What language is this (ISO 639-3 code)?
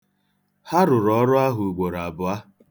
ibo